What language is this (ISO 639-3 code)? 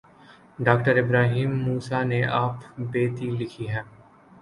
urd